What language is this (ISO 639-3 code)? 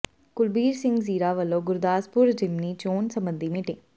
pan